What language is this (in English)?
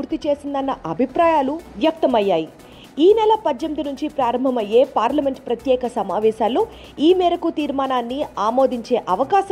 Telugu